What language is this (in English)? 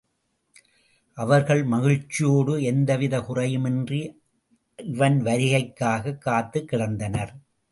Tamil